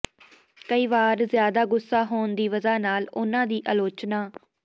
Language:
Punjabi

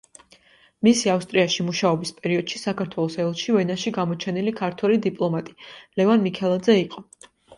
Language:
Georgian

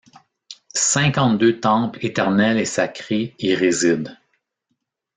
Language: French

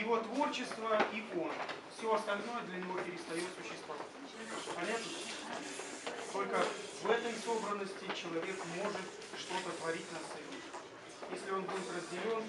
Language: Russian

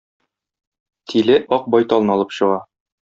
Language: Tatar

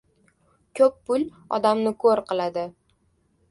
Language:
Uzbek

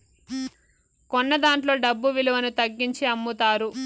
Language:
Telugu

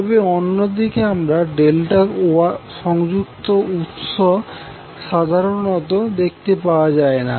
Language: Bangla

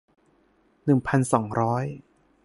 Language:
Thai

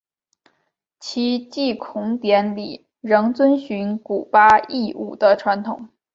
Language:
Chinese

